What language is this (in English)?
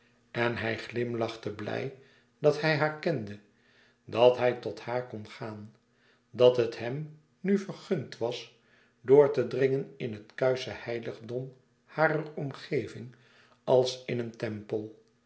Dutch